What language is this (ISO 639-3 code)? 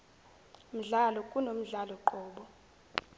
zul